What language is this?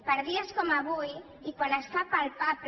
Catalan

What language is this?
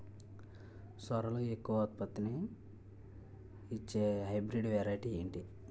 Telugu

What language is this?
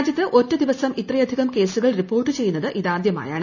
Malayalam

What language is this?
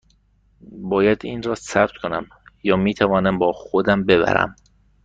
Persian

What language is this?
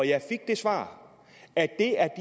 Danish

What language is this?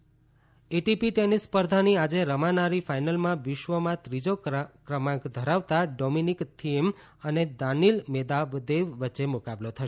Gujarati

